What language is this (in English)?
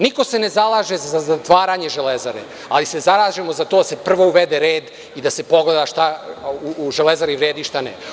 Serbian